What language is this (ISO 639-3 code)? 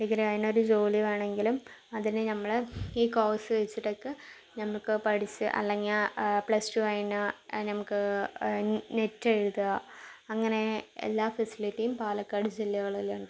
mal